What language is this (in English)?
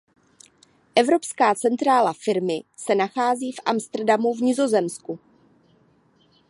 Czech